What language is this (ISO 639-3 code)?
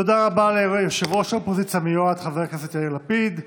heb